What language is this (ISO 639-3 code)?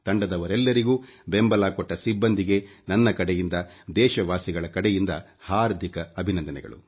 kan